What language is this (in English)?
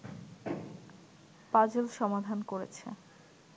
Bangla